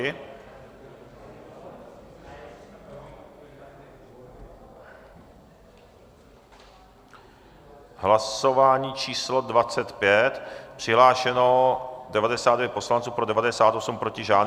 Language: Czech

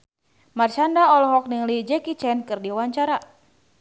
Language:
Sundanese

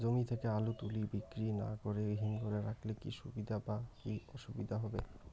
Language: Bangla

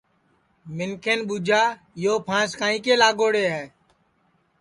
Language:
Sansi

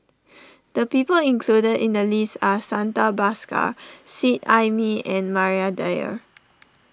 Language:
English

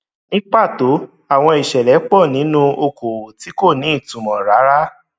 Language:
Yoruba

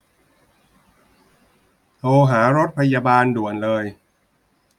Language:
Thai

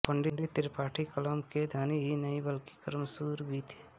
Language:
Hindi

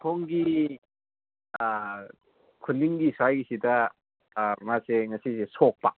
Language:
Manipuri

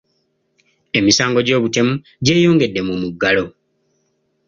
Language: Ganda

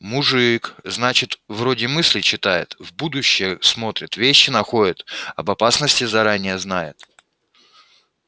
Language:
Russian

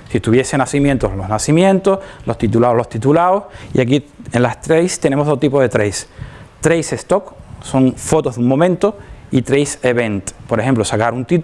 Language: Spanish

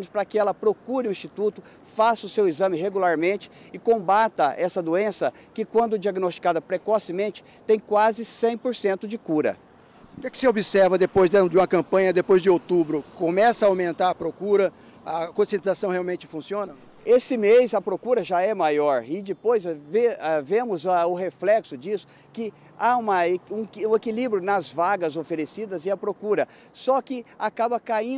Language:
Portuguese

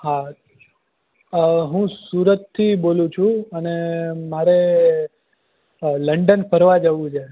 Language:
Gujarati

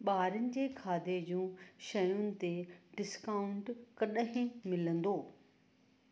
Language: Sindhi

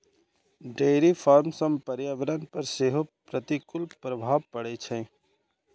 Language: Maithili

